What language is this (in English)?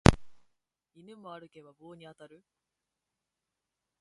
Japanese